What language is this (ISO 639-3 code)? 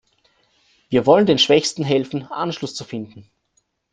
deu